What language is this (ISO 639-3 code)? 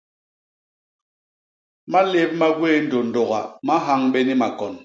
bas